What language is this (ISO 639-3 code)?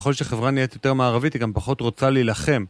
heb